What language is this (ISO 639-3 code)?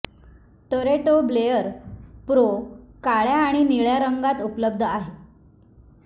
mar